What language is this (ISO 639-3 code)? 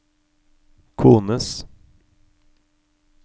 nor